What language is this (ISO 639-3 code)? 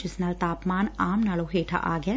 pan